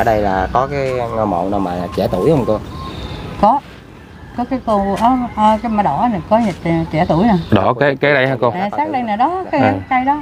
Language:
Vietnamese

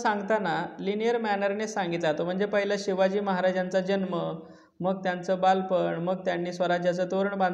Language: Hindi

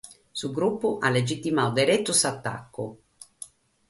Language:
Sardinian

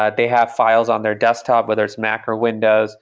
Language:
English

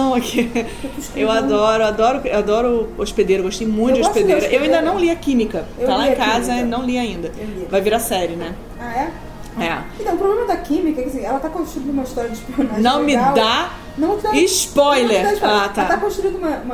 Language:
Portuguese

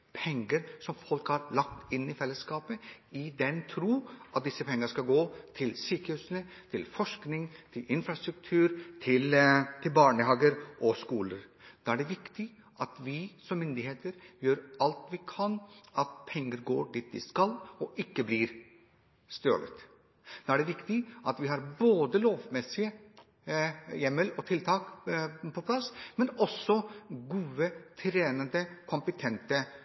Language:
Norwegian Bokmål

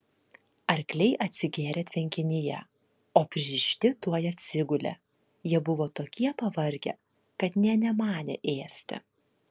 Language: Lithuanian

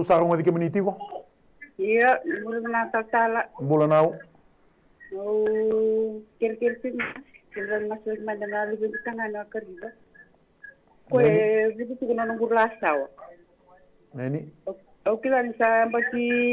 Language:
French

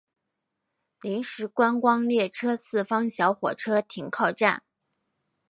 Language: Chinese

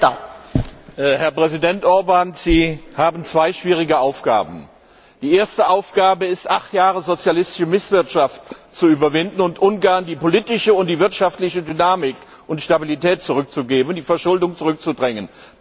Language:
German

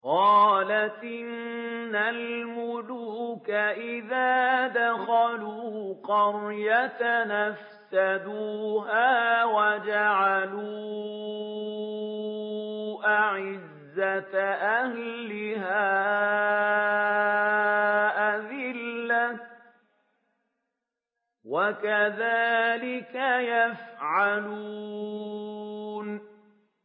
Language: Arabic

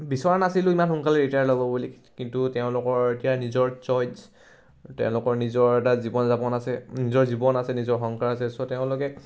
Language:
Assamese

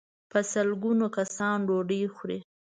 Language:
Pashto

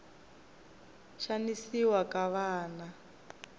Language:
Tsonga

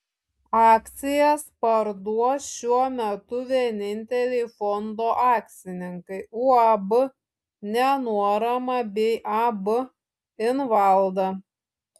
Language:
Lithuanian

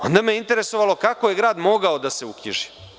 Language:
Serbian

